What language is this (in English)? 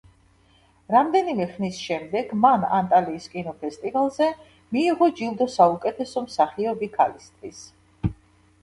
Georgian